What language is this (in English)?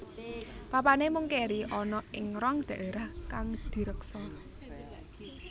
Javanese